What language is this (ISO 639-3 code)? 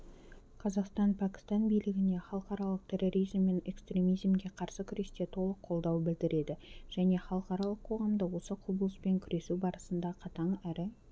kaz